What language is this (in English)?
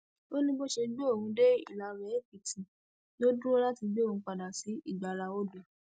Yoruba